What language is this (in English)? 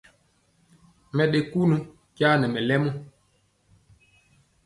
Mpiemo